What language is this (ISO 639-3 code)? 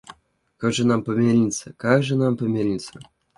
rus